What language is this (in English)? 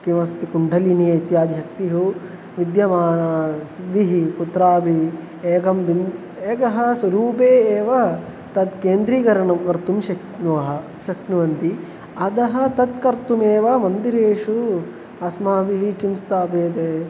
Sanskrit